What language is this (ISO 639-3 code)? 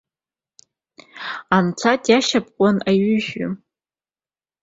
abk